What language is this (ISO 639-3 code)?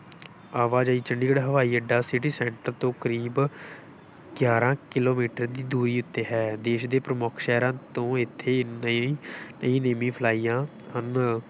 pan